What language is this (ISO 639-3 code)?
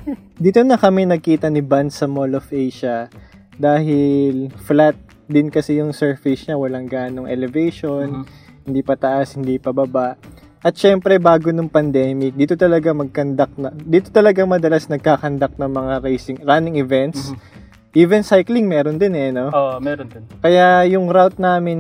fil